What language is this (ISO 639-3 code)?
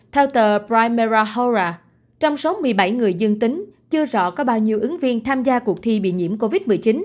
vie